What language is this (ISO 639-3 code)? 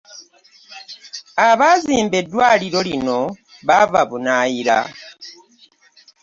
lug